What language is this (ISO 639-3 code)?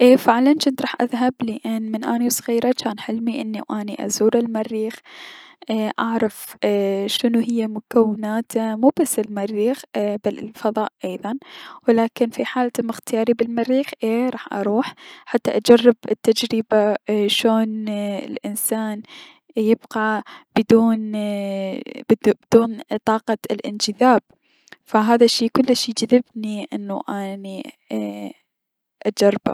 acm